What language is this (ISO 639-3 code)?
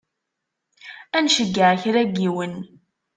kab